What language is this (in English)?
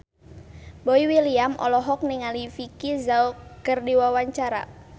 Sundanese